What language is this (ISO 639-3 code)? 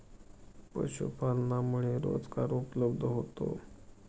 mar